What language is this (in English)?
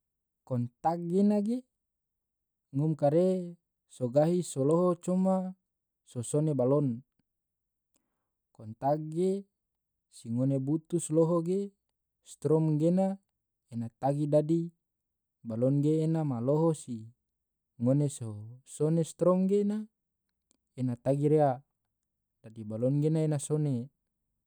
Tidore